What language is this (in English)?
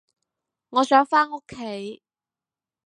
Cantonese